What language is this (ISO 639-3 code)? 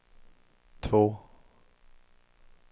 swe